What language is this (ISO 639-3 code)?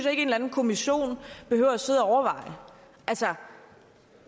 dan